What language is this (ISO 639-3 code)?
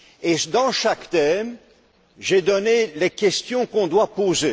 fra